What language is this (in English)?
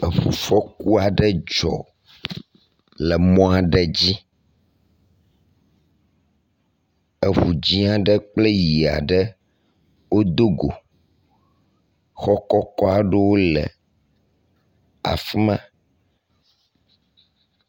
Ewe